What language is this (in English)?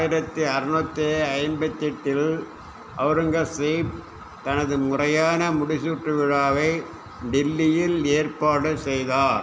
Tamil